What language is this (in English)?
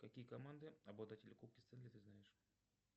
Russian